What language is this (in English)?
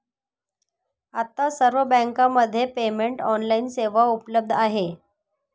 Marathi